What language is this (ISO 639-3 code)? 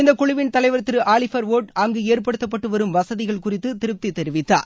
tam